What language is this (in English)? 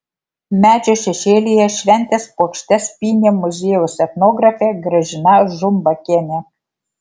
Lithuanian